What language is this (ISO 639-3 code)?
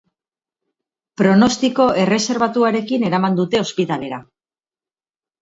eus